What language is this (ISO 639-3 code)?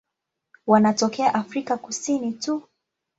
swa